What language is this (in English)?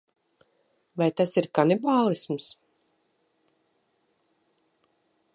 Latvian